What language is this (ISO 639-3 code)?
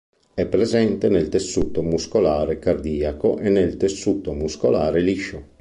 ita